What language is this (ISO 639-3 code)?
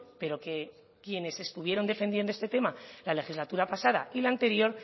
spa